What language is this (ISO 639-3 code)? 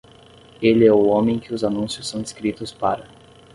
por